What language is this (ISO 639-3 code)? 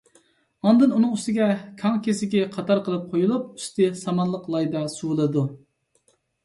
uig